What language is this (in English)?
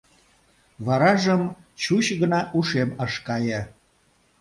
Mari